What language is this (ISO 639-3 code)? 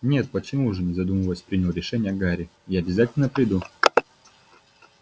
rus